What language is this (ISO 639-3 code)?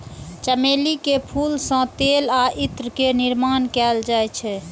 mai